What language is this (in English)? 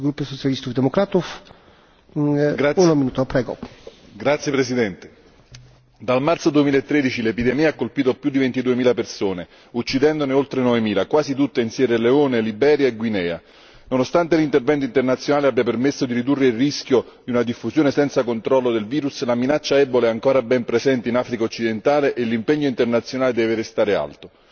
Italian